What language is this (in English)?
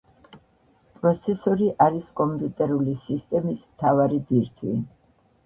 Georgian